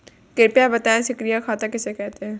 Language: Hindi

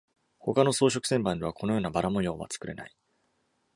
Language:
Japanese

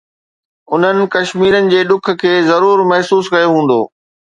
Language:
Sindhi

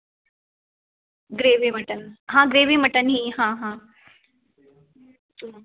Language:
Hindi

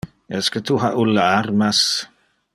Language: Interlingua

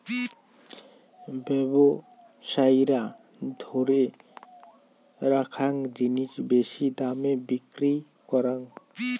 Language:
Bangla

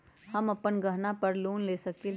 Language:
Magahi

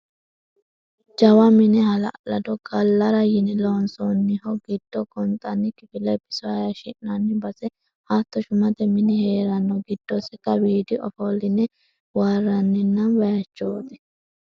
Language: Sidamo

